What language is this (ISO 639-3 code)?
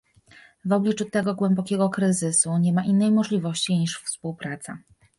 pol